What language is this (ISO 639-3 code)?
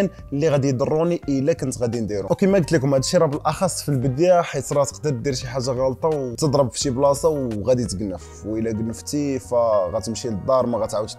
ara